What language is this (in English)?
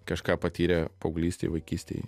Lithuanian